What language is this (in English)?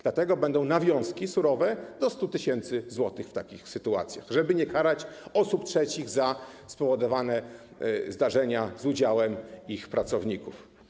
Polish